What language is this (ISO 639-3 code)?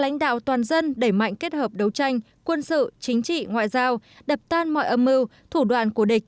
vie